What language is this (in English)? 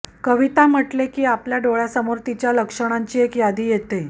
Marathi